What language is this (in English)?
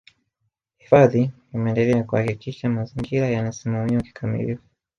Swahili